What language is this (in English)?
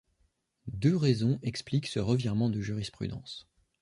French